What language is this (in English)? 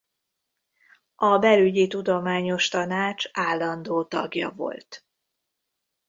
Hungarian